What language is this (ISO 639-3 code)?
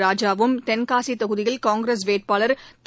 tam